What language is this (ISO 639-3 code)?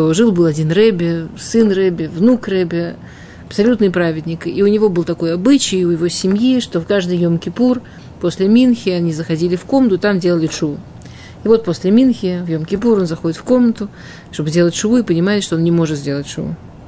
rus